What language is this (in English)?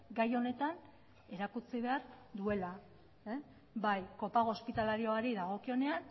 Basque